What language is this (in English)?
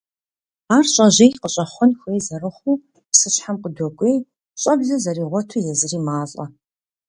Kabardian